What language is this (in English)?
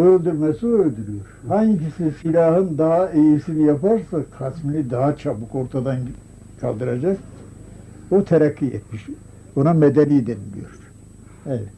Turkish